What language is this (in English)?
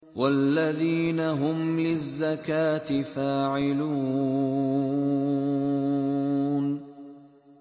Arabic